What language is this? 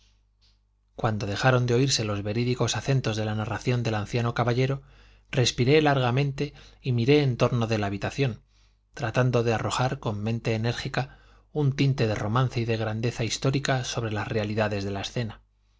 Spanish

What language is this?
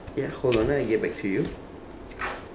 English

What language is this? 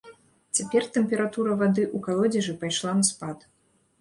Belarusian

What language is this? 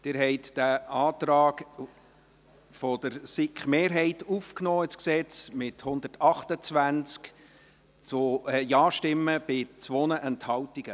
Swiss German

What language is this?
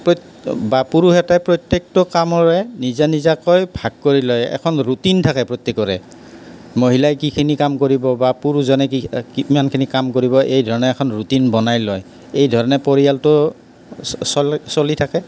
Assamese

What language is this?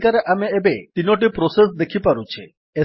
Odia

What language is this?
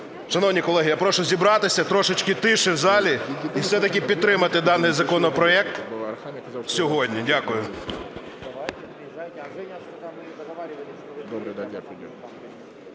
Ukrainian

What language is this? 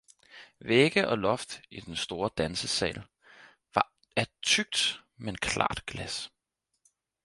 Danish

